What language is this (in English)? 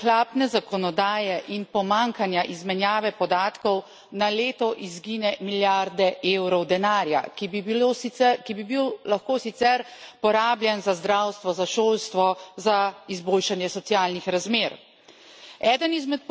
Slovenian